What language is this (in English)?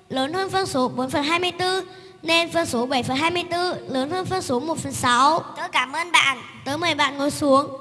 Vietnamese